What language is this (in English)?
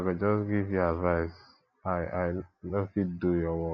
Nigerian Pidgin